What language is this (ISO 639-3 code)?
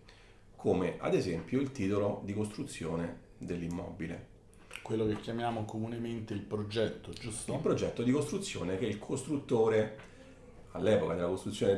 ita